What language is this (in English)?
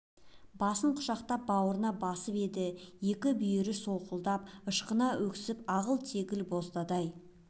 Kazakh